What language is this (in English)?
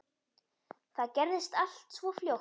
Icelandic